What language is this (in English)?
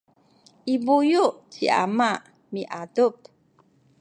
Sakizaya